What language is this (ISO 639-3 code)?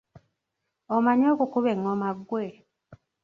lug